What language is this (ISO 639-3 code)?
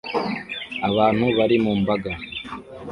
kin